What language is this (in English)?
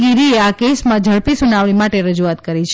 Gujarati